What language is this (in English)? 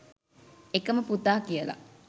Sinhala